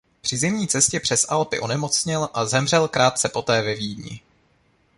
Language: Czech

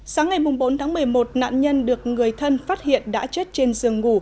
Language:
Vietnamese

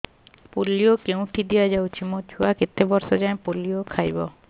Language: Odia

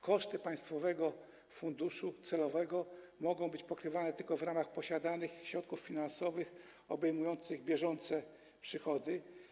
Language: Polish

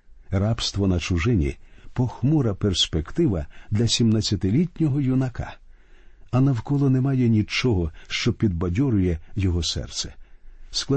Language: Ukrainian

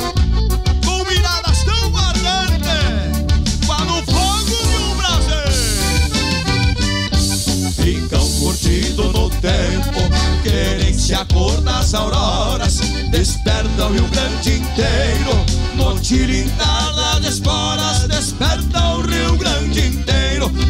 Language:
Portuguese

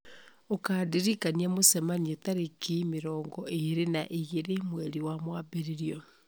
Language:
Kikuyu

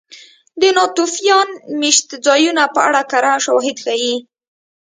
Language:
Pashto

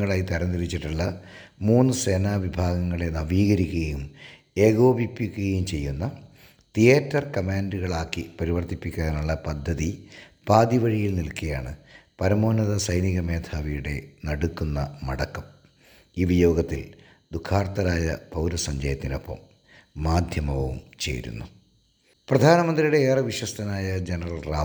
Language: Malayalam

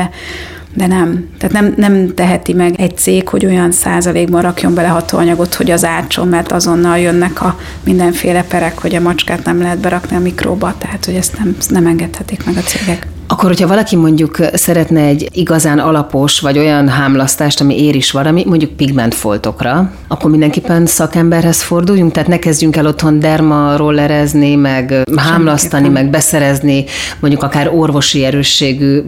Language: Hungarian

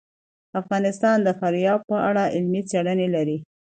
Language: Pashto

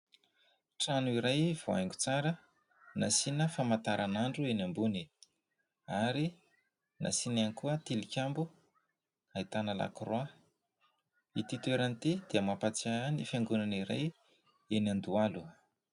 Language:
Malagasy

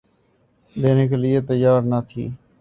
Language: Urdu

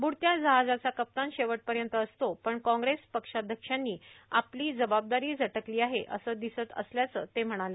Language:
Marathi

